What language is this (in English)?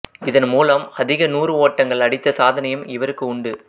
Tamil